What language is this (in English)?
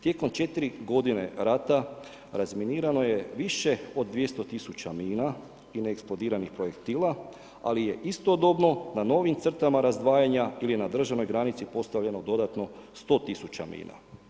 Croatian